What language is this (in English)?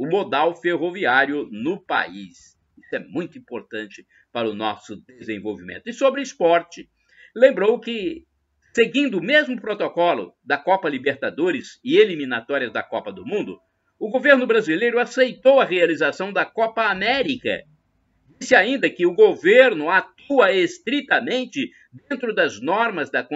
Portuguese